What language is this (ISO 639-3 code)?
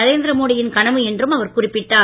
tam